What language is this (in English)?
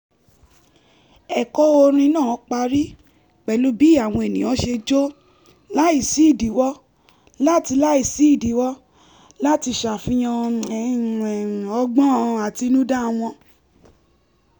Yoruba